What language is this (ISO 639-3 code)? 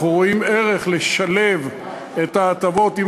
heb